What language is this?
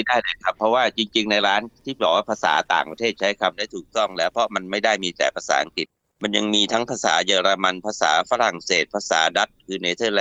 Thai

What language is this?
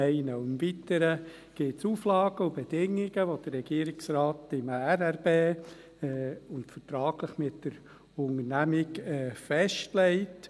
Swiss German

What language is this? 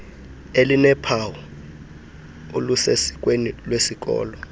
Xhosa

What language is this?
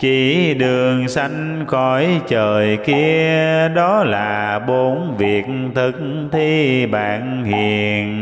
Vietnamese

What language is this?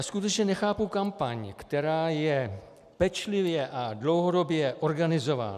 Czech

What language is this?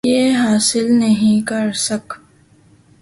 Urdu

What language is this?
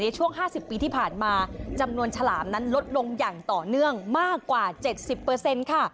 Thai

